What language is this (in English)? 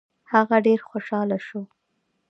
Pashto